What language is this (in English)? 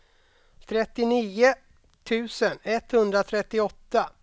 Swedish